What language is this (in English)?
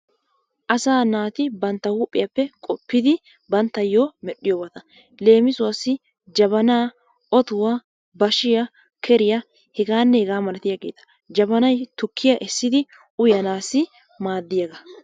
Wolaytta